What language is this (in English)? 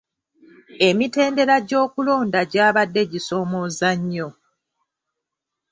Ganda